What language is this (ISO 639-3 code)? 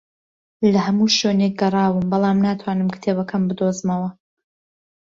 ckb